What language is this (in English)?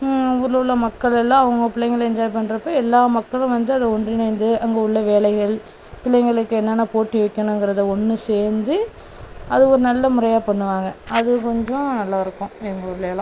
Tamil